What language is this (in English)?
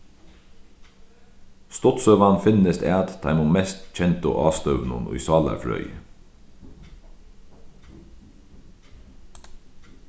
Faroese